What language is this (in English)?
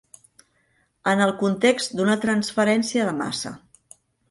Catalan